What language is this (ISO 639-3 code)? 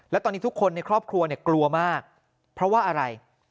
tha